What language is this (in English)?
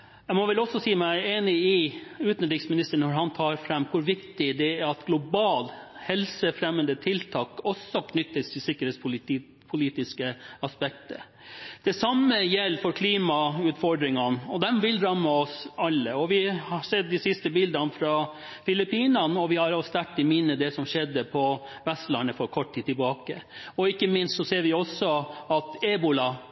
Norwegian Bokmål